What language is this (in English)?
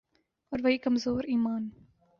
Urdu